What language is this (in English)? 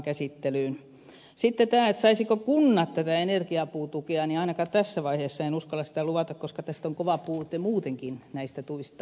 Finnish